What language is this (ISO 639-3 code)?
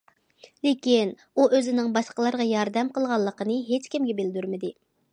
uig